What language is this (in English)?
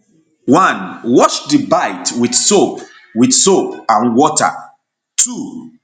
Nigerian Pidgin